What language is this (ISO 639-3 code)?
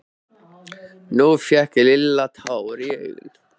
isl